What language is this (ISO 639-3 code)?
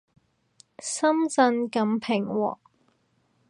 yue